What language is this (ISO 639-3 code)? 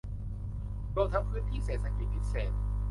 tha